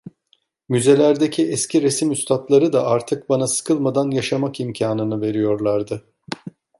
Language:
Turkish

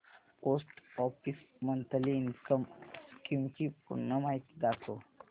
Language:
Marathi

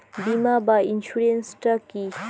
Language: Bangla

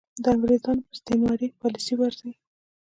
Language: Pashto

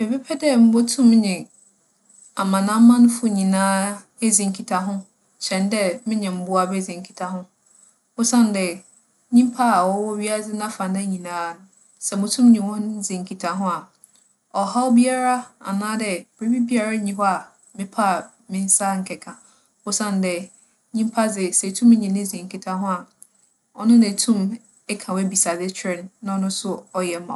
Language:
Akan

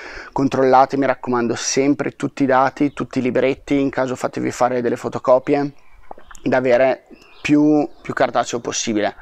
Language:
Italian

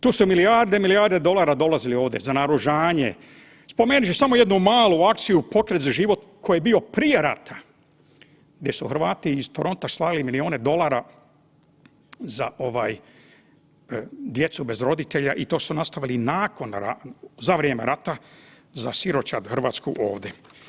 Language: Croatian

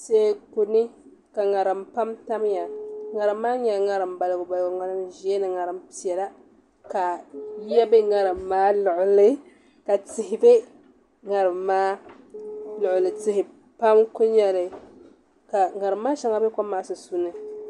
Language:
Dagbani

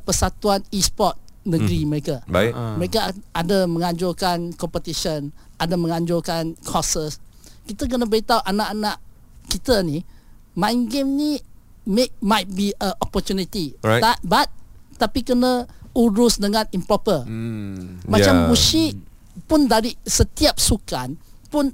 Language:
Malay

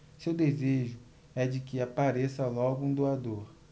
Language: Portuguese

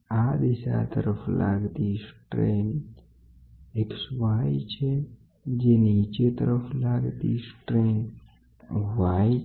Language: Gujarati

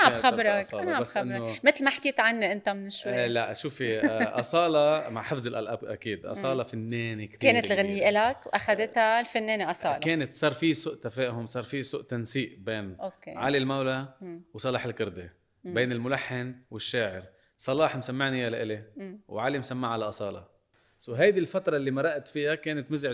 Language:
Arabic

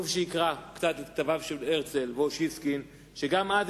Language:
Hebrew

